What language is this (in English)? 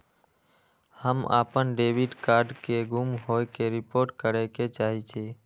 Maithili